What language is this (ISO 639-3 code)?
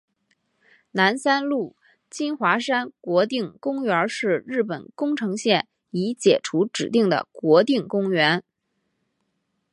zho